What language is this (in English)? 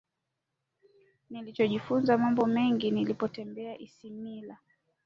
Swahili